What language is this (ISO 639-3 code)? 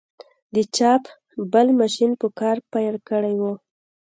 pus